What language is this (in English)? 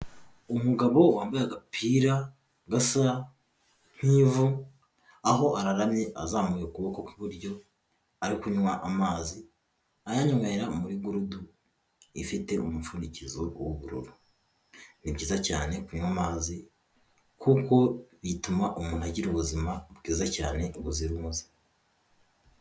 Kinyarwanda